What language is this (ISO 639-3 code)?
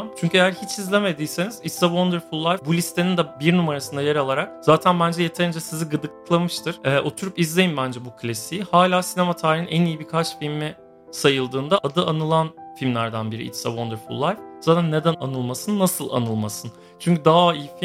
tur